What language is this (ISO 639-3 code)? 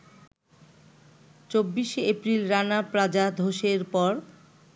ben